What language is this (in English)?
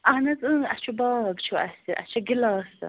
Kashmiri